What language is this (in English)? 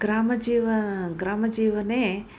Sanskrit